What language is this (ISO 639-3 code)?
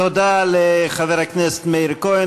heb